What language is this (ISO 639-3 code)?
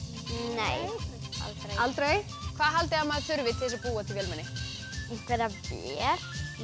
isl